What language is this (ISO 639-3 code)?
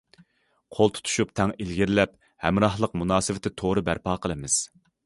uig